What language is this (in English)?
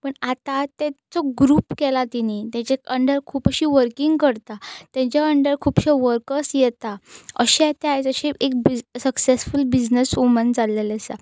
Konkani